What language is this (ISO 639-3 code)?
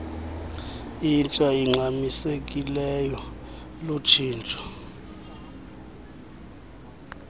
xho